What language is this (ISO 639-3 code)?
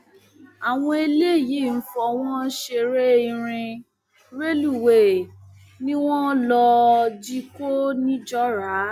yor